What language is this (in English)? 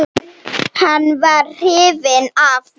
Icelandic